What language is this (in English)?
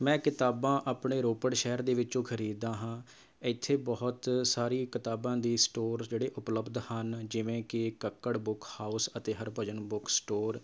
Punjabi